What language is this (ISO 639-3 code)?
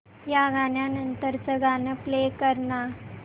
mar